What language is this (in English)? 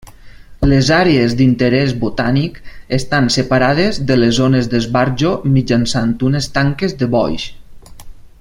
Catalan